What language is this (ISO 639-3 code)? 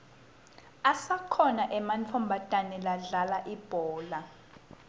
ssw